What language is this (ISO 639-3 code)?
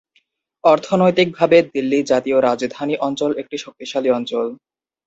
ben